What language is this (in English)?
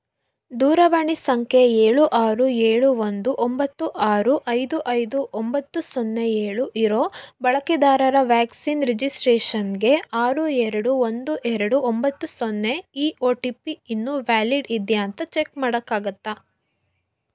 Kannada